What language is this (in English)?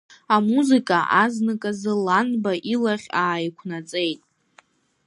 Abkhazian